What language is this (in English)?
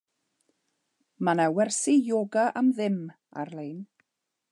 Welsh